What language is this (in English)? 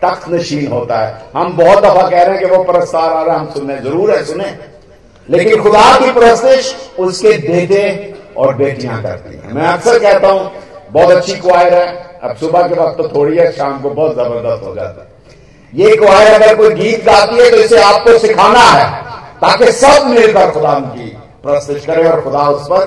Hindi